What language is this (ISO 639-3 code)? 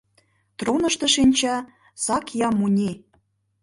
chm